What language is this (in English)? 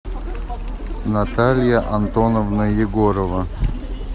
Russian